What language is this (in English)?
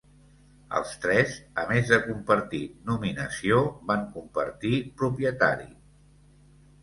Catalan